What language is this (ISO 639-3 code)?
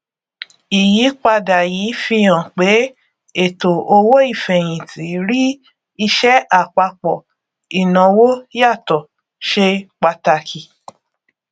yor